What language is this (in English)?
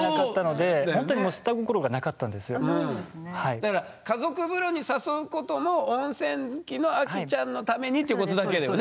Japanese